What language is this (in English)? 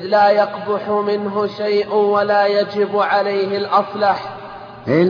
Arabic